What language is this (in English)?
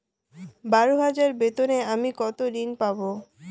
Bangla